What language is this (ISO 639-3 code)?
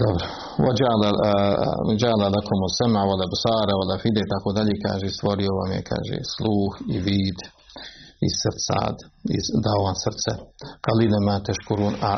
hrv